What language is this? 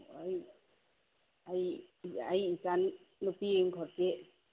Manipuri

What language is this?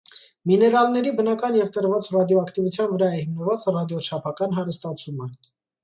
Armenian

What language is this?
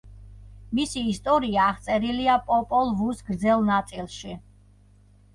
Georgian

